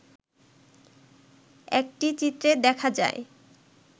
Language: Bangla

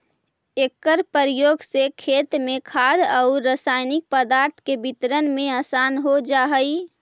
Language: Magahi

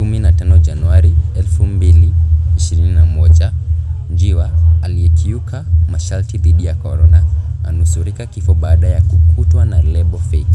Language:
Kikuyu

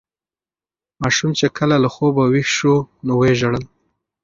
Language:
Pashto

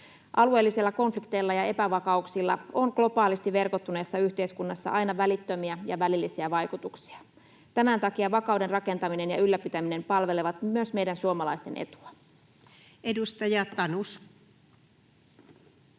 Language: Finnish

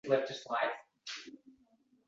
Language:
Uzbek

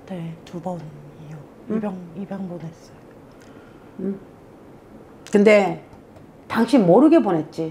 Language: Korean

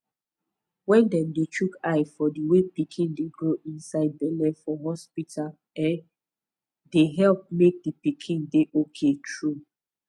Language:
Nigerian Pidgin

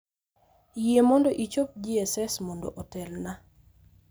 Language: Luo (Kenya and Tanzania)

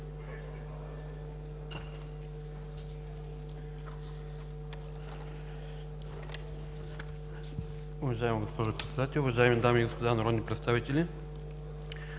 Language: Bulgarian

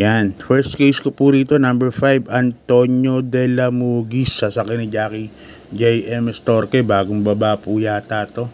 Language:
Filipino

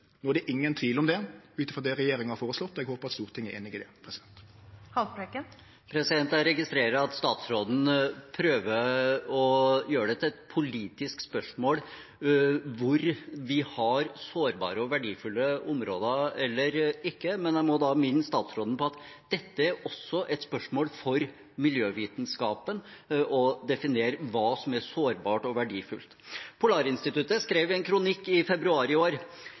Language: Norwegian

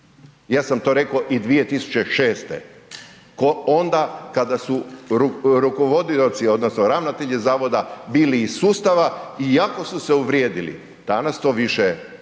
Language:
Croatian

